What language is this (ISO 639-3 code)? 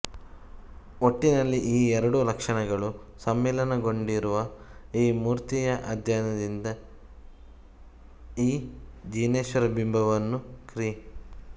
kan